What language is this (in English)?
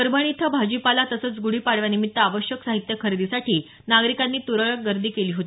Marathi